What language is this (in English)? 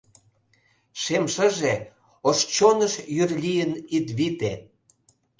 Mari